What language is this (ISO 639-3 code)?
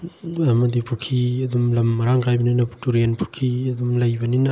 mni